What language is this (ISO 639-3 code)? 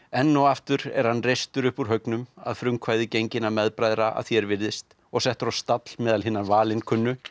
isl